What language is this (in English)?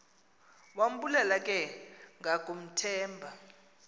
Xhosa